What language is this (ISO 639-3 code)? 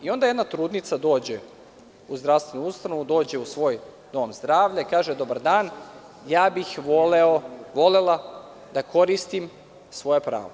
srp